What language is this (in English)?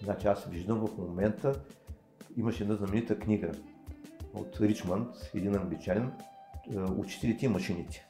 Bulgarian